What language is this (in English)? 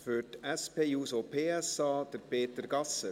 Swiss German